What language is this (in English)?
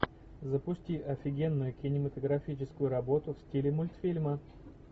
Russian